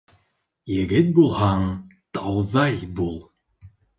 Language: Bashkir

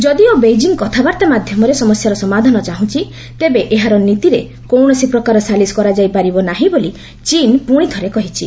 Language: Odia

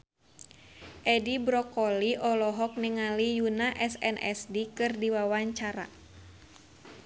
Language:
Sundanese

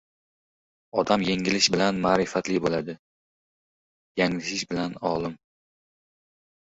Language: Uzbek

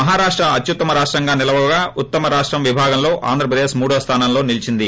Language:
Telugu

